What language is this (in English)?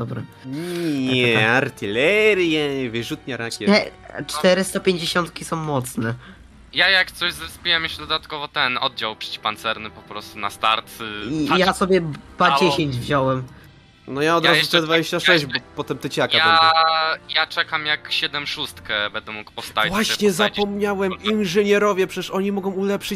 Polish